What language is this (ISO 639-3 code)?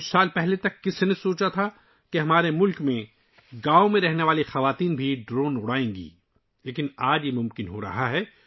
urd